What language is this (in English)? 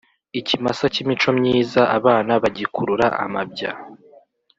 Kinyarwanda